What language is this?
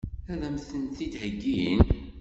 Kabyle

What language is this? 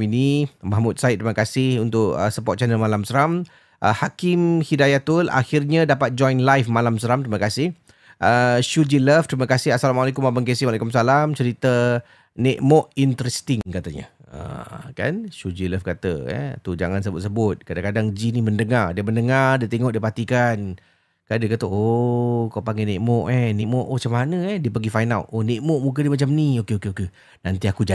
Malay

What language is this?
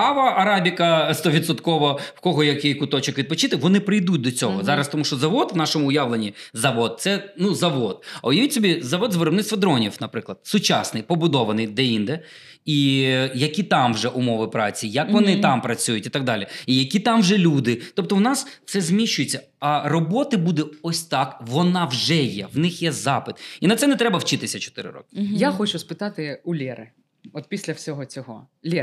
Ukrainian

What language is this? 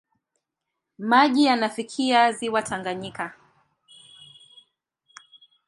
Swahili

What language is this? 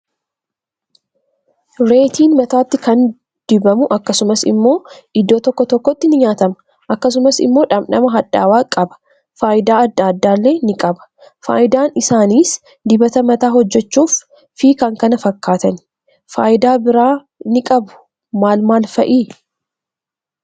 Oromo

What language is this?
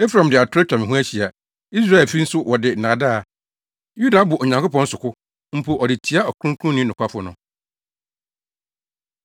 Akan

